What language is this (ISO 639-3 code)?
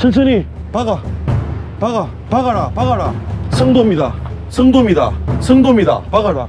kor